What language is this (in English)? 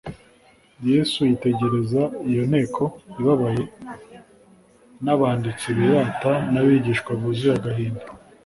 Kinyarwanda